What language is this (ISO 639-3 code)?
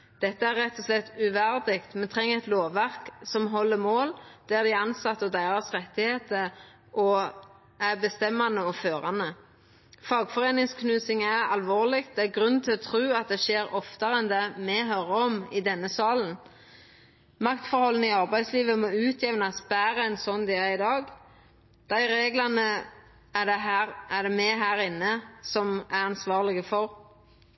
nno